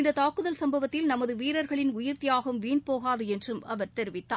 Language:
Tamil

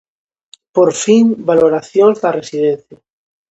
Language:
Galician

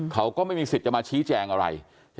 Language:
Thai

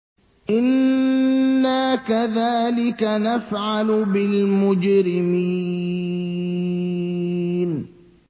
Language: Arabic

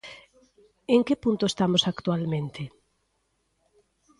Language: Galician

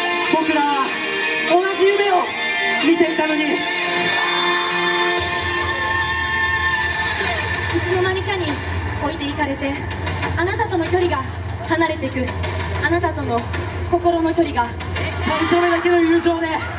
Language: Japanese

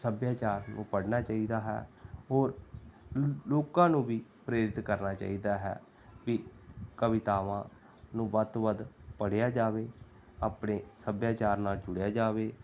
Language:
Punjabi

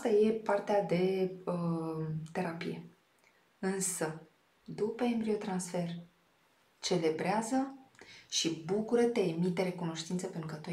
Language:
Romanian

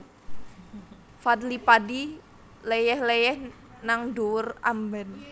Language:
Javanese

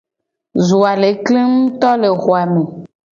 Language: Gen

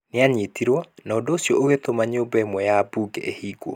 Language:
Kikuyu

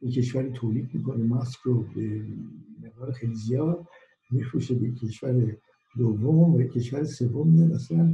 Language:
Persian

